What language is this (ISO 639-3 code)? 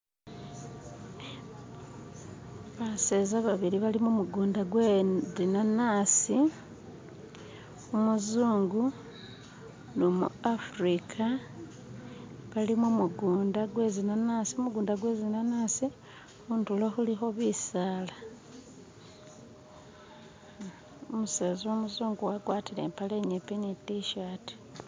myx